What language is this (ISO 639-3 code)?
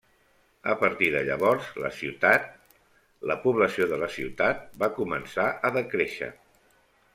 cat